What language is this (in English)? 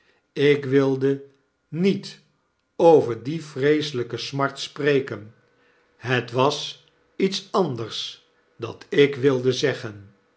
Dutch